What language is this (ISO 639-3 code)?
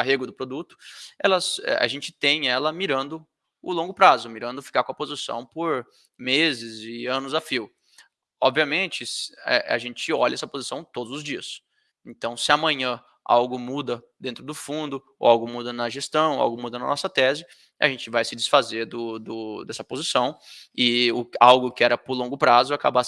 por